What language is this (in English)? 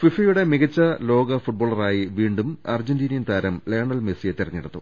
Malayalam